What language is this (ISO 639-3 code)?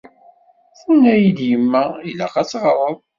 kab